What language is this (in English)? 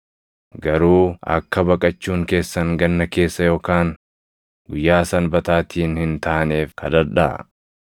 Oromo